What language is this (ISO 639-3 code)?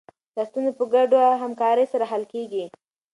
pus